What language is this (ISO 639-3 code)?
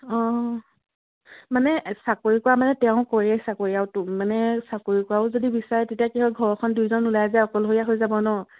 asm